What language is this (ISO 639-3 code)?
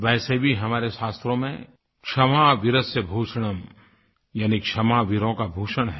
hin